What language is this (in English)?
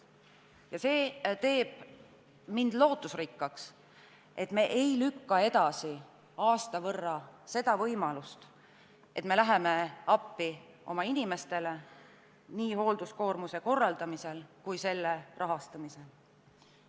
Estonian